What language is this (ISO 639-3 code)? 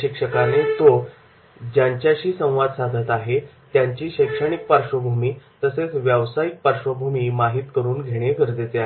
mar